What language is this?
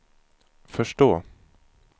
Swedish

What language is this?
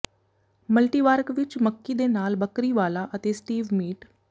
Punjabi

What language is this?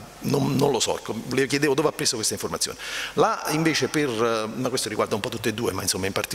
Italian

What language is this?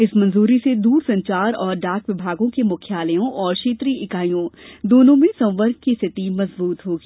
Hindi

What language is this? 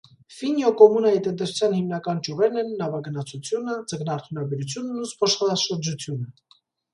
Armenian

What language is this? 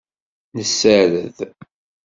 Kabyle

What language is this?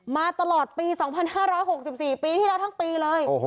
Thai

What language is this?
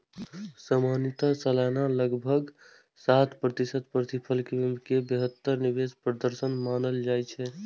Maithili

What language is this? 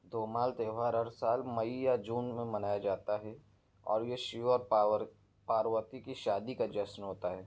Urdu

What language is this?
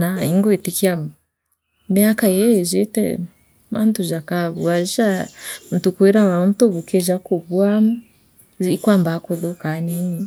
Meru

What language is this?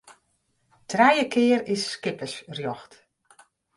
Western Frisian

